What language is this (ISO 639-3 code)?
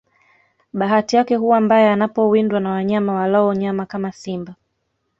swa